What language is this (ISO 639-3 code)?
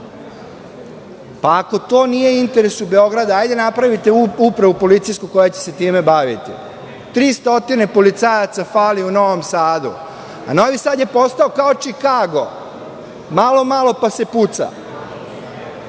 srp